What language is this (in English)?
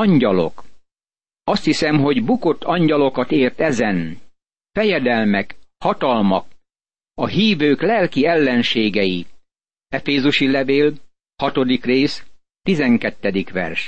Hungarian